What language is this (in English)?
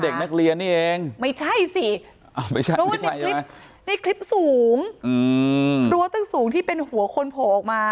Thai